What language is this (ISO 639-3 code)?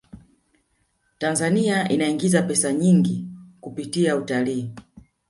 swa